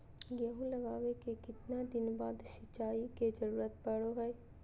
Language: Magahi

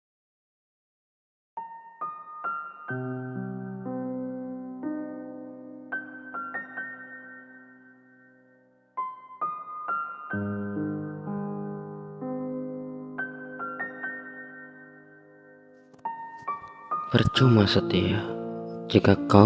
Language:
Indonesian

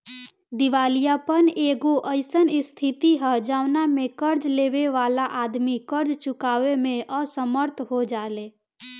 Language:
Bhojpuri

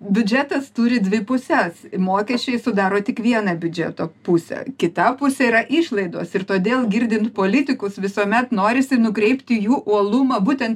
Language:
Lithuanian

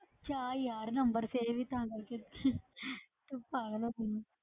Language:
Punjabi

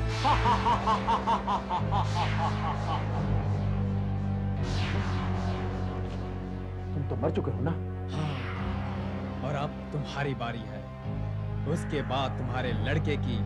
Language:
Hindi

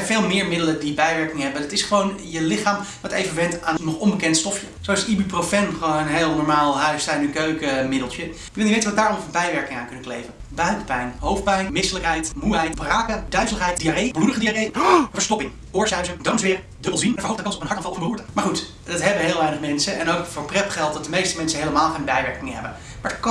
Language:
Dutch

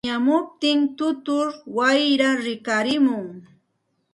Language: Santa Ana de Tusi Pasco Quechua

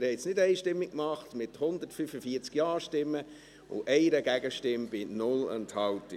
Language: Swiss German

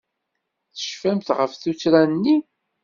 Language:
Kabyle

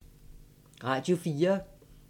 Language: Danish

